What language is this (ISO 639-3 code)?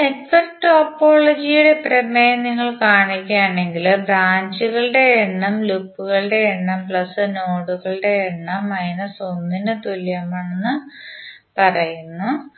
mal